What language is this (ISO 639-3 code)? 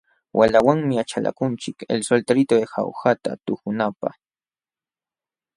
qxw